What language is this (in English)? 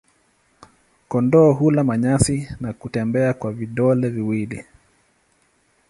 Swahili